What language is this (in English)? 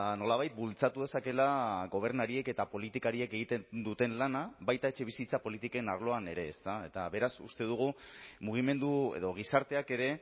Basque